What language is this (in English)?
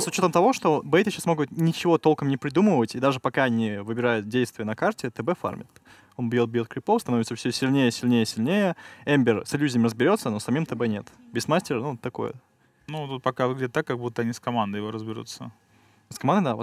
Russian